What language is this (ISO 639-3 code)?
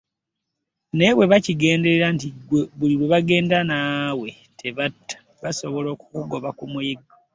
lug